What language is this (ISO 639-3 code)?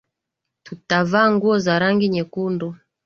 swa